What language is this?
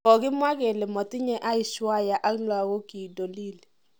Kalenjin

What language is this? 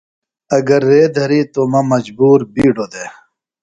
Phalura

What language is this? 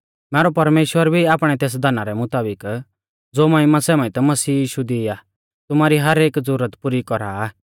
Mahasu Pahari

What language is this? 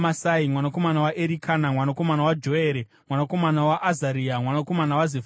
Shona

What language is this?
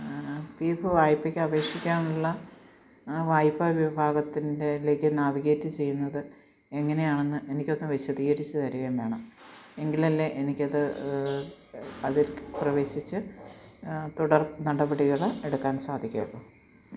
Malayalam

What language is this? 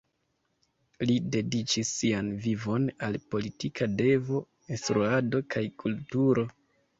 Esperanto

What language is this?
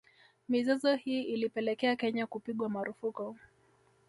Swahili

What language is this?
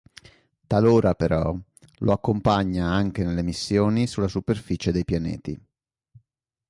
Italian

